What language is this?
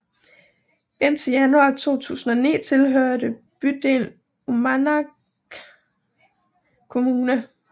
Danish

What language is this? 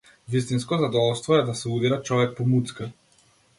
Macedonian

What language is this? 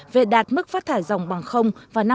Vietnamese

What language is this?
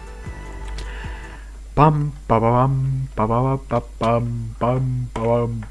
Russian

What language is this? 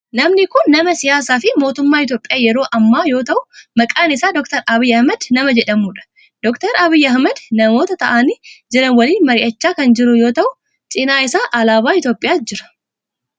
Oromo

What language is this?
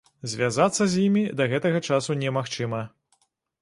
Belarusian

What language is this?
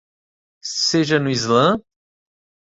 Portuguese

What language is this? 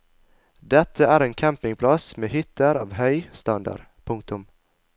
Norwegian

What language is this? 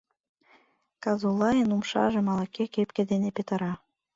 Mari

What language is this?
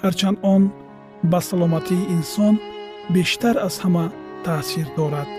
Persian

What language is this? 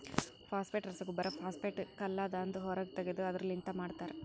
Kannada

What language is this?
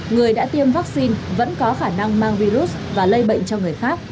Vietnamese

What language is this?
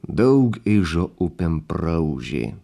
Lithuanian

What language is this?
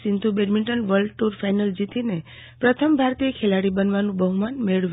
Gujarati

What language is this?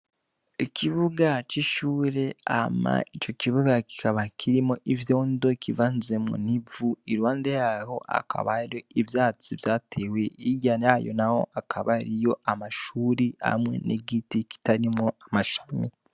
Rundi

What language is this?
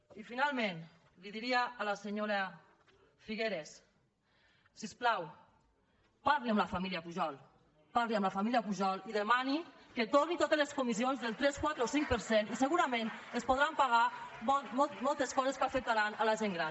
Catalan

